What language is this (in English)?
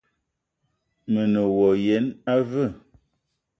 Eton (Cameroon)